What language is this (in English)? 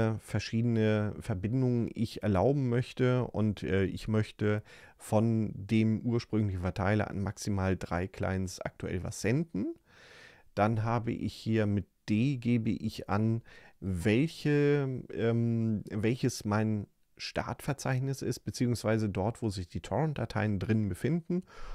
German